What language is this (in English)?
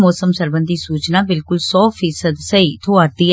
Dogri